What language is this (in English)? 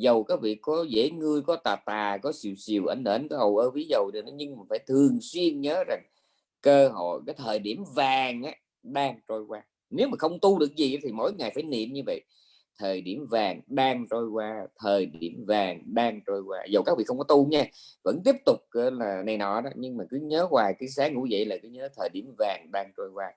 Vietnamese